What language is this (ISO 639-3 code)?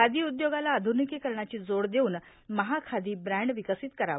mar